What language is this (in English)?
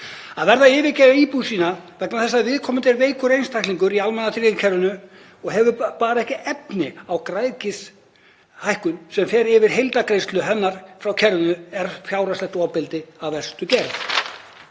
Icelandic